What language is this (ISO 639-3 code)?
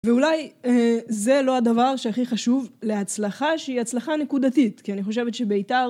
heb